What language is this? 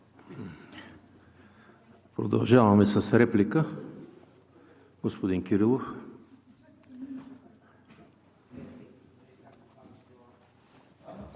Bulgarian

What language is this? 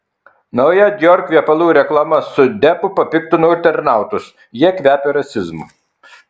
Lithuanian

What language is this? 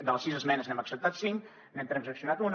Catalan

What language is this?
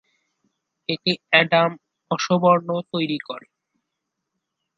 Bangla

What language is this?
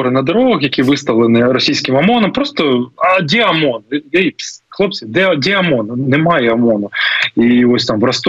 Ukrainian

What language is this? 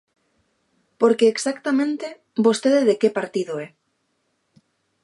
Galician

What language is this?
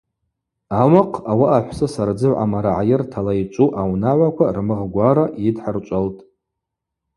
Abaza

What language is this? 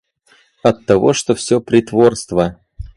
Russian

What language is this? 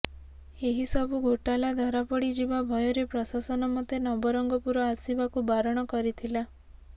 Odia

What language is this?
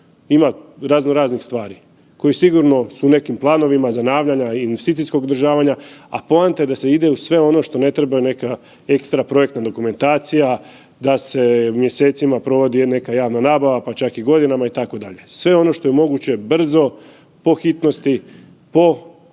Croatian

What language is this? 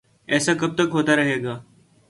Urdu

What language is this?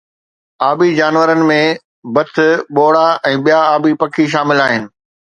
Sindhi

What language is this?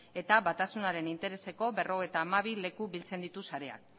Basque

